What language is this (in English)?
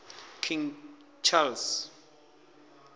Venda